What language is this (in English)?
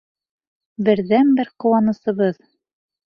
Bashkir